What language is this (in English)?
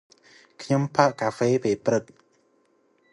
Khmer